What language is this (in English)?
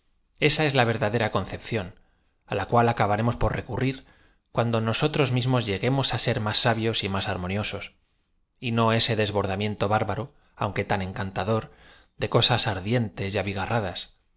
Spanish